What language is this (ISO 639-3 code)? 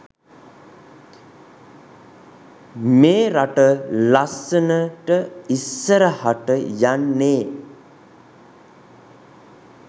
sin